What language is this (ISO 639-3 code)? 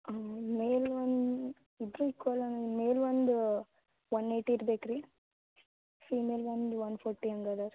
kan